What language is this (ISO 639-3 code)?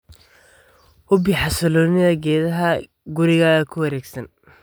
som